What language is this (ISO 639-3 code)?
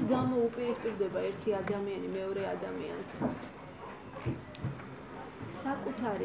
tur